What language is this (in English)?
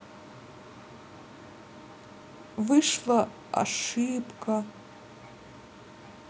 Russian